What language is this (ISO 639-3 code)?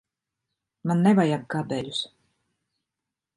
lav